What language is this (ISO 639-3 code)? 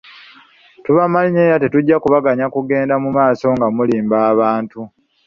lug